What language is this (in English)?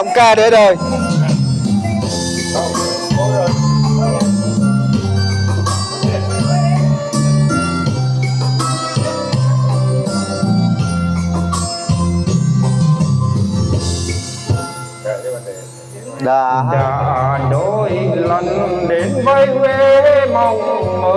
Vietnamese